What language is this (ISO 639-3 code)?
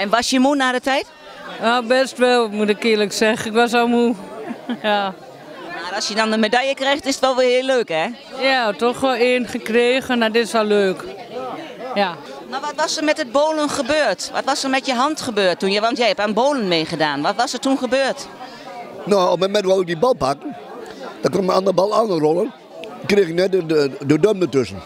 nld